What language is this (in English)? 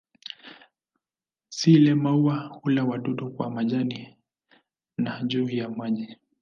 Swahili